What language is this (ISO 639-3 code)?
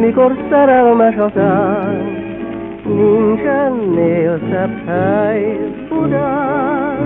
hun